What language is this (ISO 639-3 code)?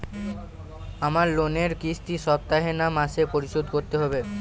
ben